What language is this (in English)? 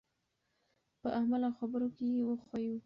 Pashto